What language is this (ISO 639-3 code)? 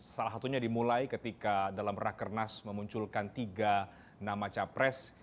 ind